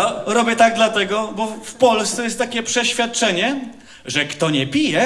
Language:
Polish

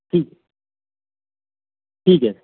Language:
Marathi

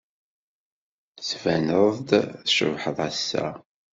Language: Kabyle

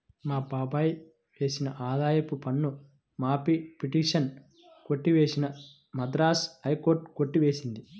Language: Telugu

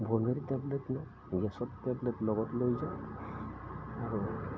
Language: Assamese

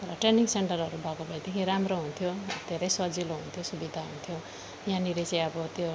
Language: Nepali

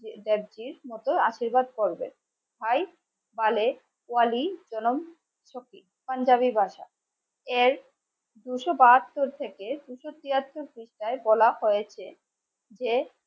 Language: Bangla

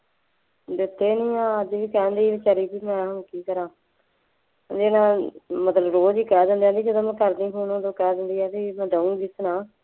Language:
Punjabi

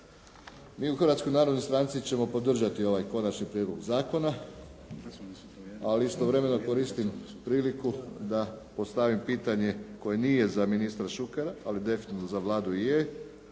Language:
Croatian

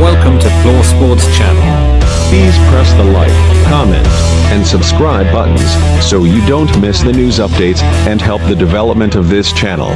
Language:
Indonesian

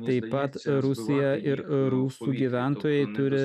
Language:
Lithuanian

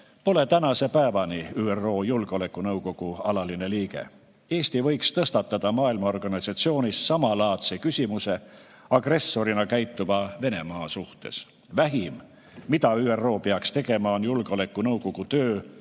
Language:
Estonian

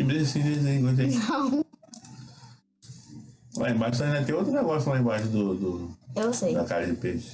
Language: Portuguese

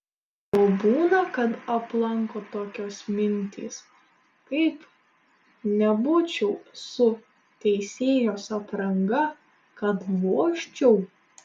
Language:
Lithuanian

